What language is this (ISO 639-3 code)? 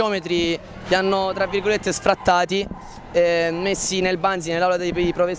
ita